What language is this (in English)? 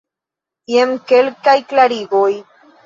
Esperanto